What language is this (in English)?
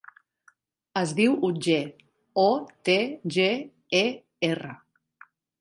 Catalan